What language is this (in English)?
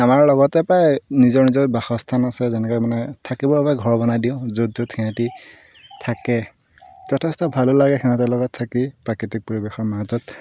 Assamese